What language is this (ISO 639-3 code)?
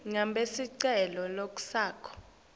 ssw